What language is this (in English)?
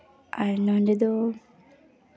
Santali